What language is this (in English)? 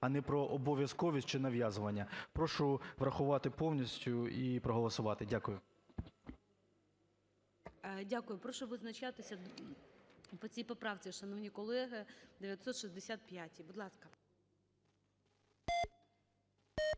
Ukrainian